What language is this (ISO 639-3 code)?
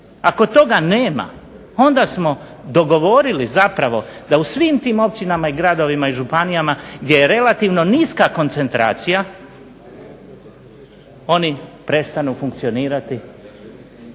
hrv